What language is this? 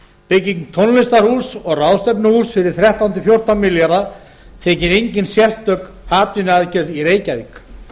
Icelandic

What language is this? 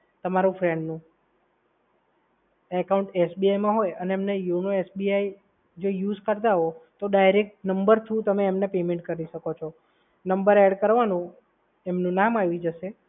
Gujarati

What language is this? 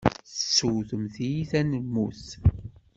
Kabyle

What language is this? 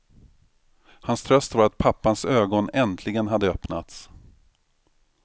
Swedish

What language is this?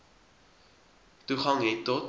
Afrikaans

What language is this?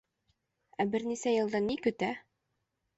Bashkir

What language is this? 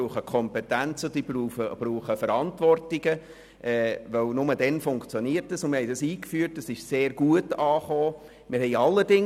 Swiss German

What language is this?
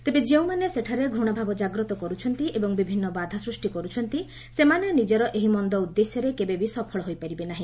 Odia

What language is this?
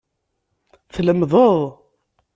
Kabyle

